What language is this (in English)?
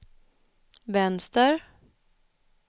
Swedish